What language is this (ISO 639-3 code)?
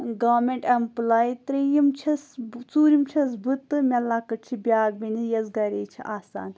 kas